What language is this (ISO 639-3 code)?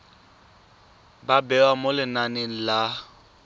tsn